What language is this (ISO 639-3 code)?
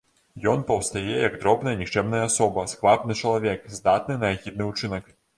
bel